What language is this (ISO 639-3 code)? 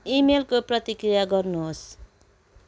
nep